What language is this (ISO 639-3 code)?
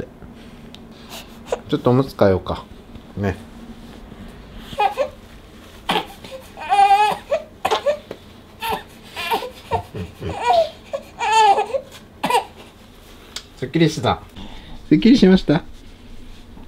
jpn